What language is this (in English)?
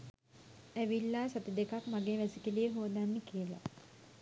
Sinhala